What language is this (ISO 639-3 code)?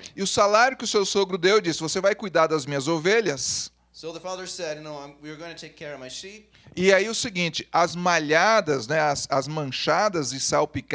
por